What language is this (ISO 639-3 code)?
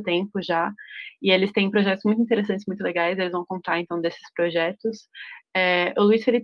por